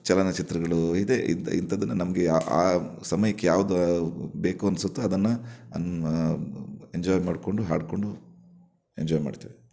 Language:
Kannada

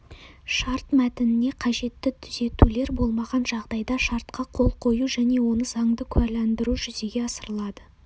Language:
Kazakh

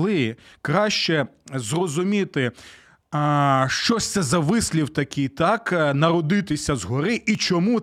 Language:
Ukrainian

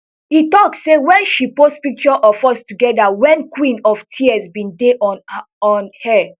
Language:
Nigerian Pidgin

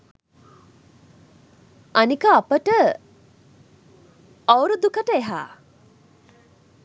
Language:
Sinhala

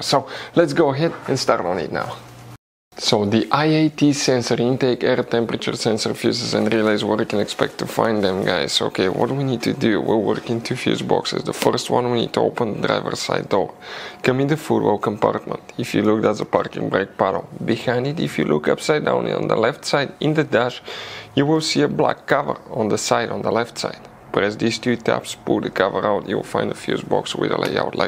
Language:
English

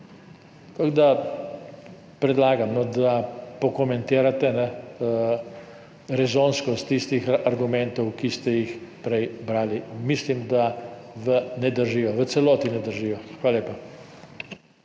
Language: Slovenian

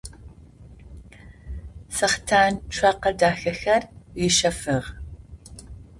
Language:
Adyghe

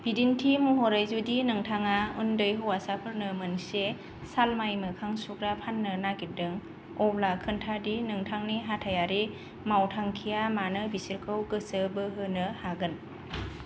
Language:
Bodo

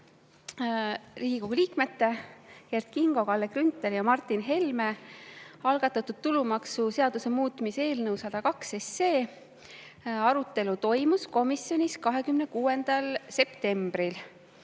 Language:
Estonian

